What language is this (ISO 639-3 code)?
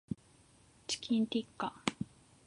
jpn